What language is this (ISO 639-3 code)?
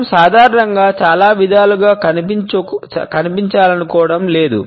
tel